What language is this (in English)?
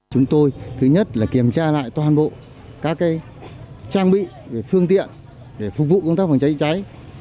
Vietnamese